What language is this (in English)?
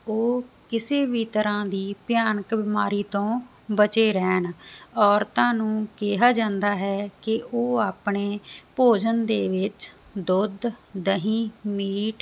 Punjabi